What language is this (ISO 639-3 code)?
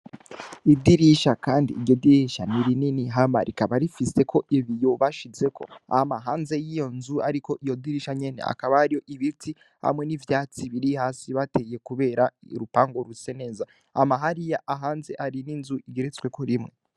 run